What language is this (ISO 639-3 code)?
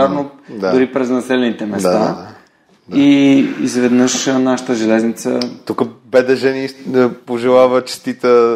bul